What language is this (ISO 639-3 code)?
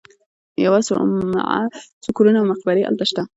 pus